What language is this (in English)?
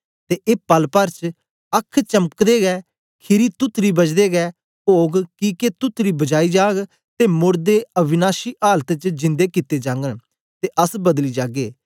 Dogri